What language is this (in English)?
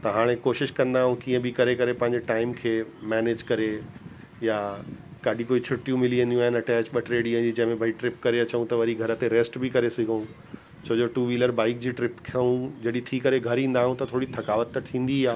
Sindhi